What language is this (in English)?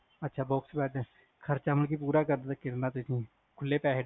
Punjabi